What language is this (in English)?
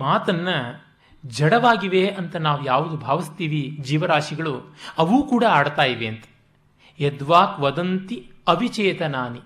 Kannada